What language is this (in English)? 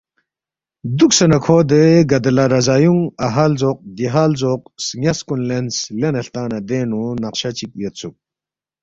Balti